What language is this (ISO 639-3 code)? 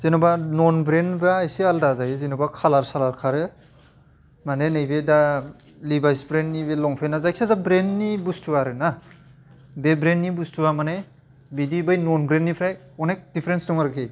brx